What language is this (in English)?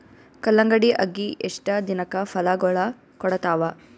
Kannada